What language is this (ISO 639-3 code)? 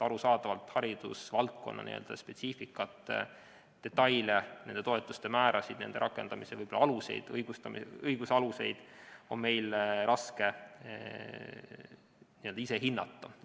est